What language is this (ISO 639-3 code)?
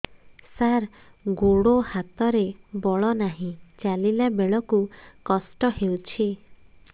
ori